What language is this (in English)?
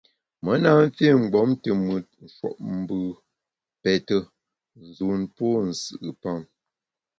Bamun